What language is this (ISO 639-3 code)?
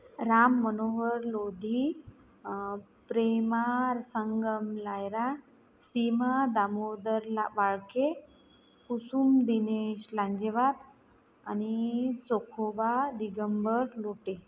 mar